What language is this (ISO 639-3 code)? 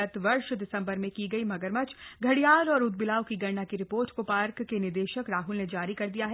hin